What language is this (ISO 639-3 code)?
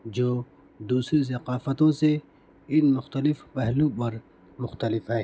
urd